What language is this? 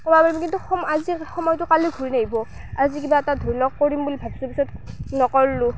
Assamese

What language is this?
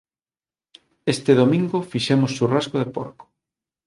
Galician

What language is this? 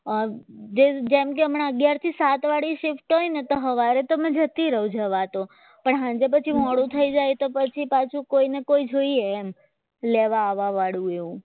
Gujarati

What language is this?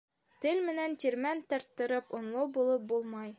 Bashkir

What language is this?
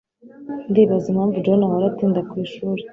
Kinyarwanda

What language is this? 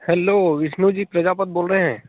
Hindi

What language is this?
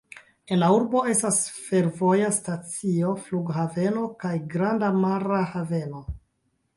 Esperanto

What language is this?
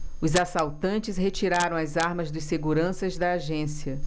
Portuguese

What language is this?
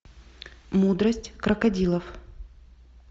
Russian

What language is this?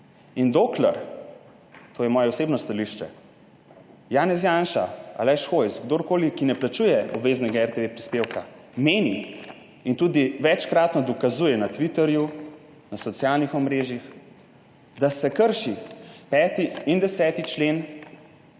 Slovenian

